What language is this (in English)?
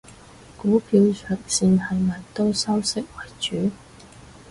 Cantonese